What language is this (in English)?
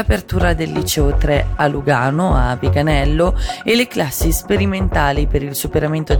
Italian